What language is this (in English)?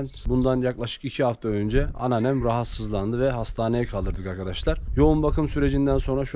Turkish